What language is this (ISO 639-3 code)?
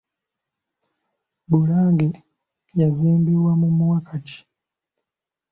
lug